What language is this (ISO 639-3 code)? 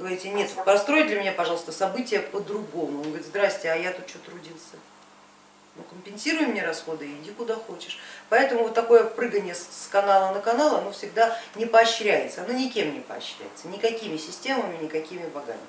rus